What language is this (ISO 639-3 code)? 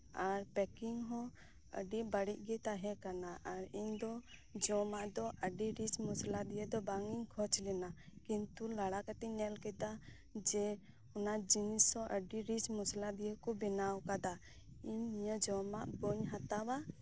sat